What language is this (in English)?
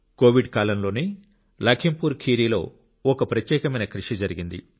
Telugu